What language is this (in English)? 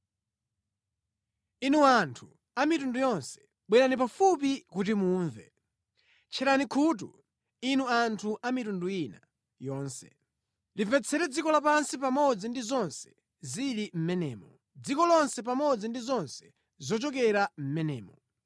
Nyanja